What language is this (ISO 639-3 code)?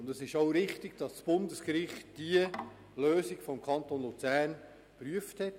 gsw